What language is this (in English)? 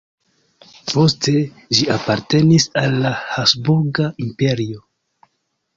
Esperanto